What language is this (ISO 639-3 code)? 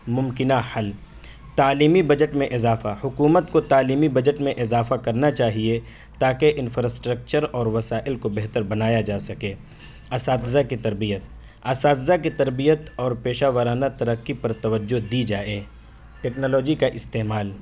urd